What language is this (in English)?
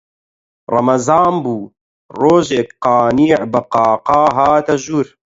Central Kurdish